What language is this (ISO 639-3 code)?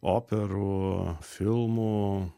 lit